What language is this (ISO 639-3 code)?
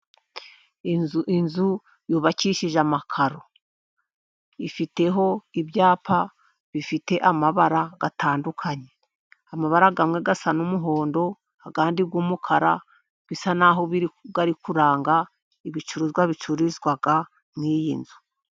kin